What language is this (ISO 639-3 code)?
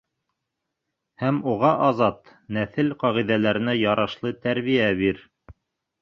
bak